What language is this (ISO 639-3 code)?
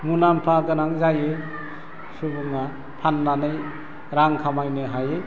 brx